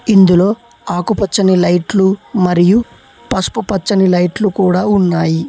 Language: Telugu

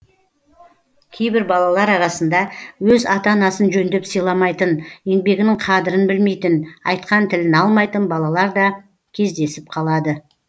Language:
Kazakh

